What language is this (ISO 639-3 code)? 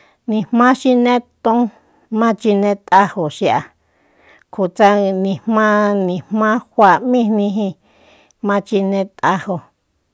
vmp